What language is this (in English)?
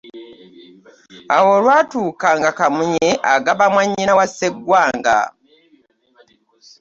Ganda